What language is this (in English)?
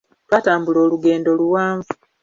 Ganda